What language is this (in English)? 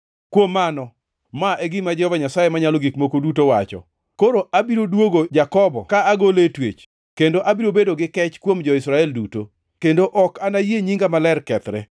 Luo (Kenya and Tanzania)